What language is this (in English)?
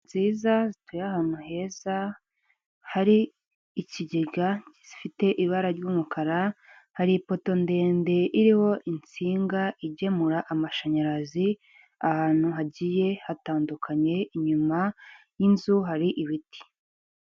Kinyarwanda